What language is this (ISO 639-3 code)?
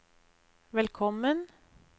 nor